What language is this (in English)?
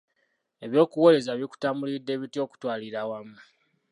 Ganda